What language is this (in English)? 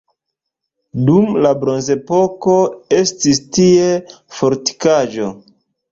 Esperanto